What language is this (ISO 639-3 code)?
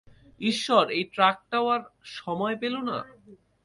ben